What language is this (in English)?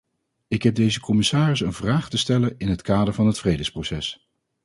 Dutch